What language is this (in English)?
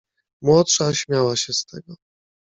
Polish